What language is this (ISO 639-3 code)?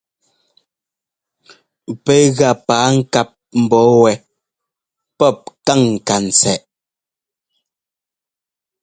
jgo